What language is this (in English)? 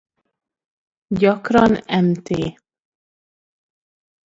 Hungarian